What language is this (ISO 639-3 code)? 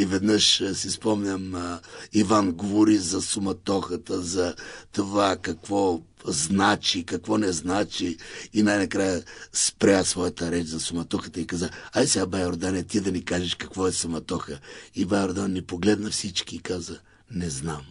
bul